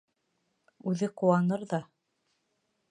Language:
Bashkir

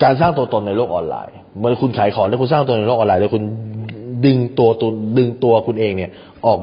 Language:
Thai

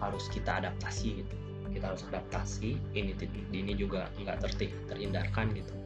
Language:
Indonesian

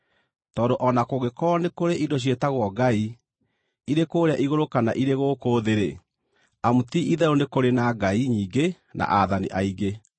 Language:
Kikuyu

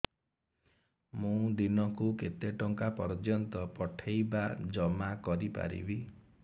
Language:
Odia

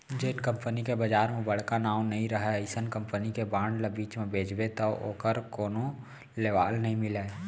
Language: Chhattisgarhi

